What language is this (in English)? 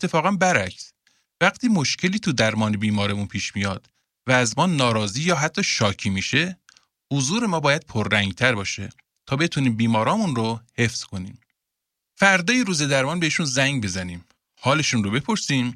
Persian